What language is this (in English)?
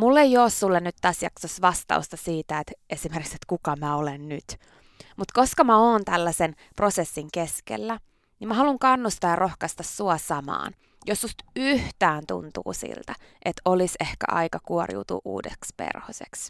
Finnish